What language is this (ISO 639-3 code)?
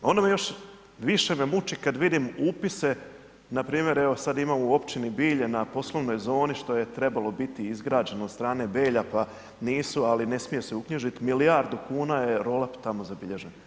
hrv